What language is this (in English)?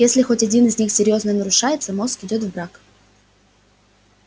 Russian